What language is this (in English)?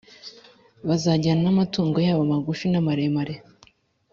Kinyarwanda